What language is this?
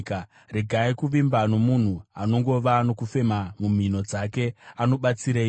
Shona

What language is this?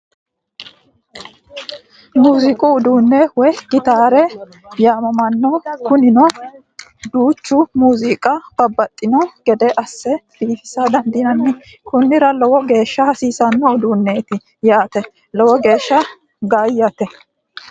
Sidamo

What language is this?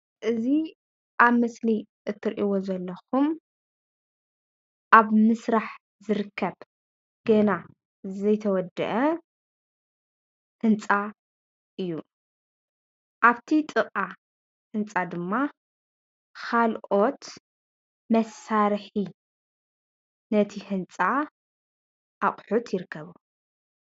Tigrinya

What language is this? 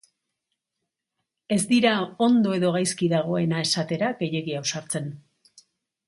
Basque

